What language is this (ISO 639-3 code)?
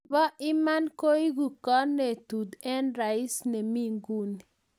kln